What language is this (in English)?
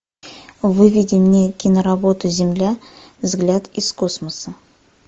Russian